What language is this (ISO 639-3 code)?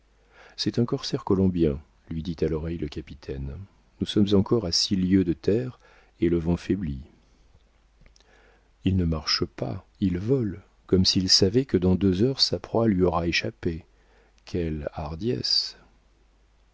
fra